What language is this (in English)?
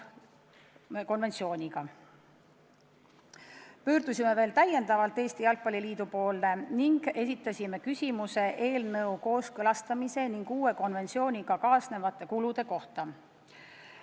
Estonian